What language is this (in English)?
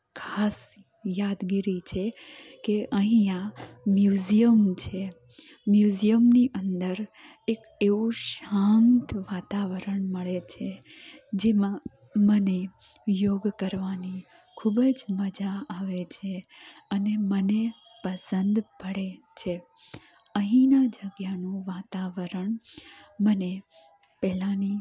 Gujarati